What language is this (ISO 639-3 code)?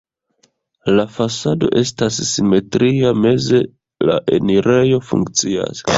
epo